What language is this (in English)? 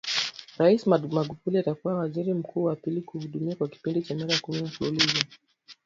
Swahili